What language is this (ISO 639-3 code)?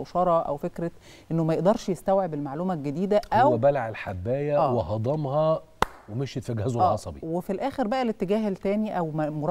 ara